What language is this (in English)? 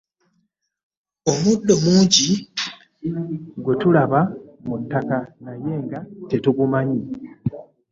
Ganda